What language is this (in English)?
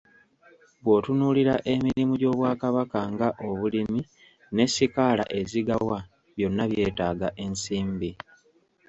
Ganda